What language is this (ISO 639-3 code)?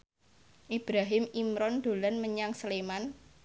jav